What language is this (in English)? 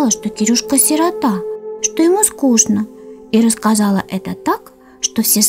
Russian